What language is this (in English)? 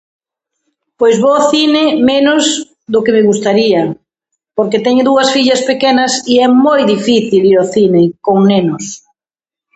Galician